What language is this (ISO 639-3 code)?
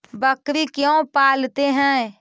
mag